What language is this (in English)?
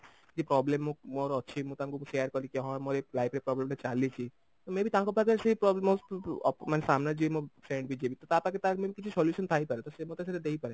Odia